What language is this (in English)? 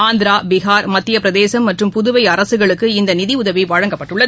Tamil